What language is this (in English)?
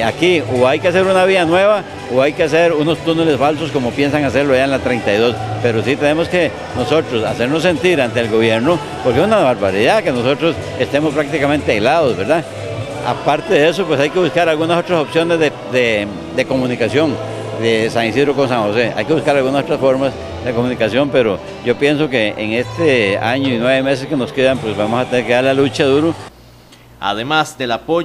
Spanish